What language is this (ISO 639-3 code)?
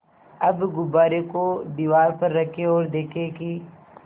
hin